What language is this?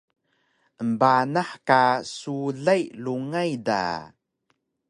Taroko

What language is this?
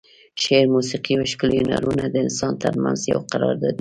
Pashto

